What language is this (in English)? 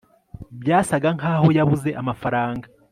Kinyarwanda